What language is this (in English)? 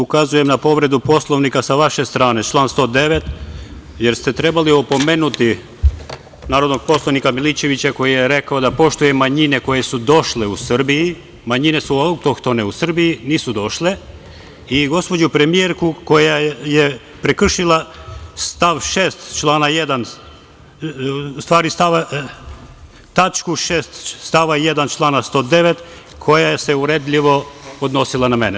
Serbian